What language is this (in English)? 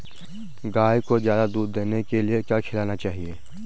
Hindi